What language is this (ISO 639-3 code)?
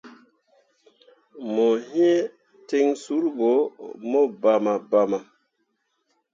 mua